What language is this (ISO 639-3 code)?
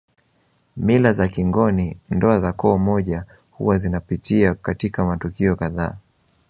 swa